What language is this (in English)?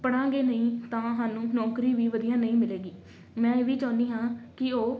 Punjabi